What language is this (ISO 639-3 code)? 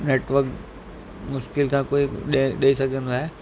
snd